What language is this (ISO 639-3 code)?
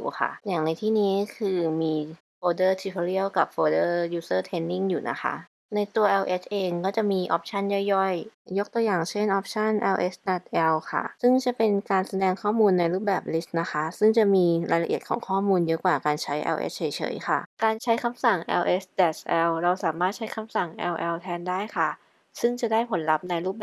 tha